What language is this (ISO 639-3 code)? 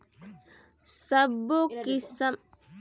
hne